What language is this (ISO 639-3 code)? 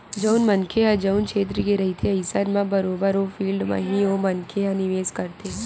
hne